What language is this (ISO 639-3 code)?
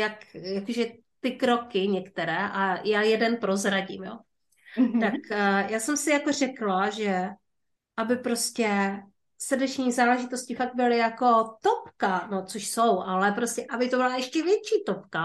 ces